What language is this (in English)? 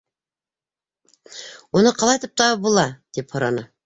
Bashkir